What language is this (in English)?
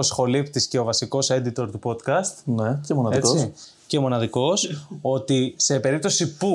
Greek